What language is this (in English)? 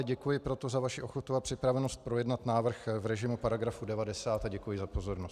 Czech